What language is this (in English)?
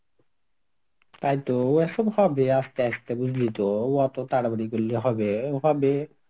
Bangla